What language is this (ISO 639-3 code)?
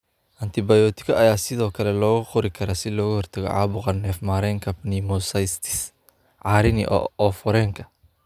som